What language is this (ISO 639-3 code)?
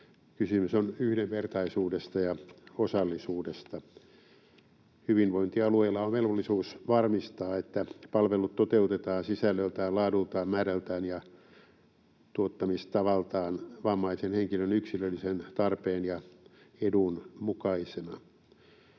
fin